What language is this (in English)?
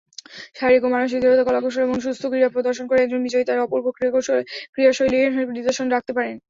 Bangla